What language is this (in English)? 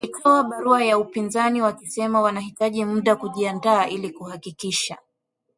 Swahili